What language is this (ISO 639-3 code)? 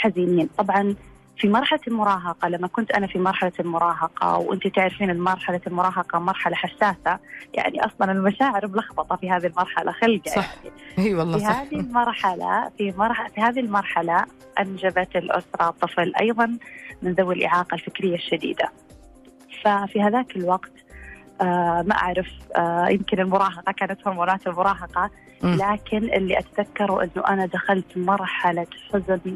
ara